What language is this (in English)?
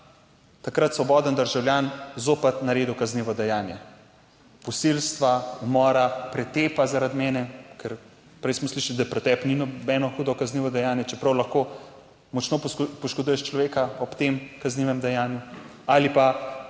Slovenian